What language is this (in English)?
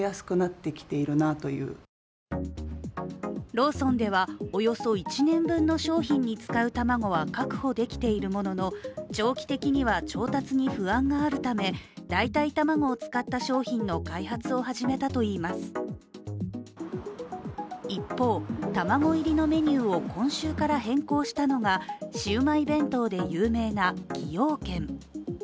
Japanese